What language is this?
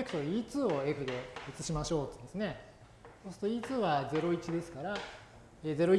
Japanese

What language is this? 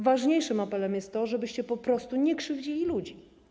Polish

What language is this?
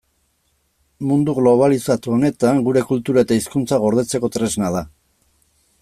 Basque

